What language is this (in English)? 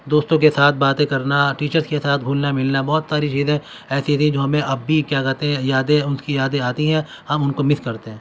Urdu